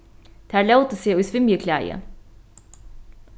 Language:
Faroese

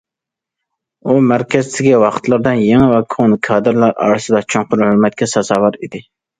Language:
Uyghur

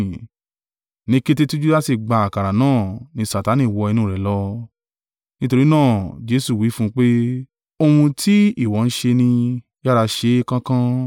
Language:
Yoruba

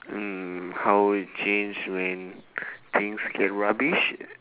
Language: English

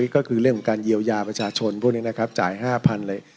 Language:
Thai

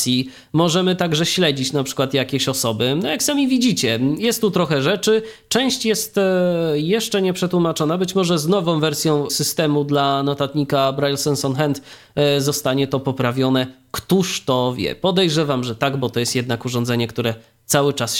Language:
Polish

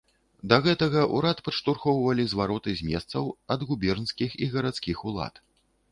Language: Belarusian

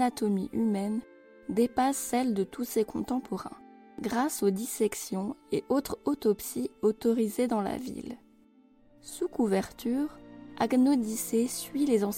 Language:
French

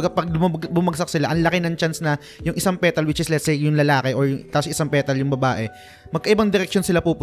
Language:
Filipino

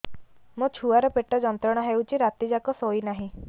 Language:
Odia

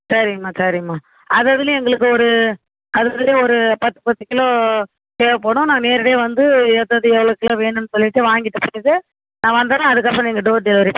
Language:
Tamil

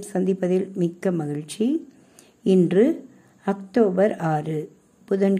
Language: Tamil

